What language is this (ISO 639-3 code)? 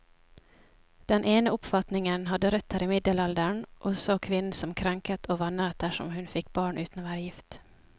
nor